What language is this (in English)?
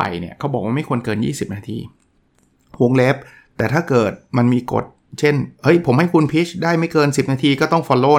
Thai